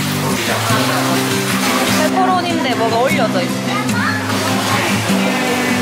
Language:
Korean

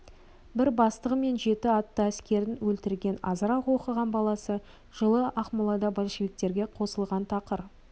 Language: Kazakh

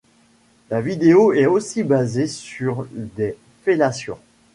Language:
French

